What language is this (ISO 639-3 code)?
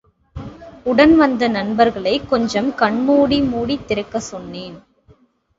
tam